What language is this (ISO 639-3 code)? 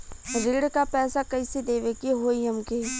bho